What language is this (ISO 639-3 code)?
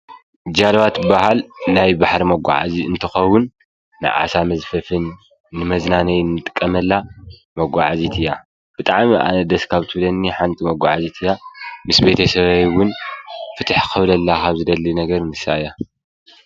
tir